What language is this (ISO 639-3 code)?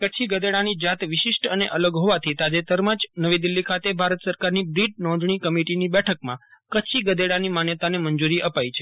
guj